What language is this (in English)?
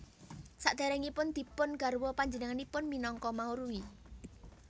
Javanese